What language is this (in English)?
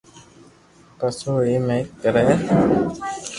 Loarki